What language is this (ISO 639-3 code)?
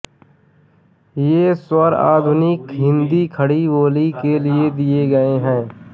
hin